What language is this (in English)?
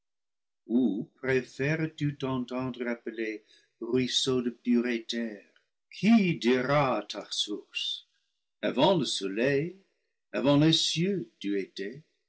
French